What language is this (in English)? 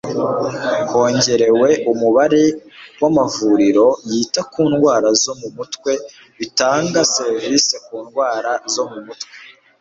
Kinyarwanda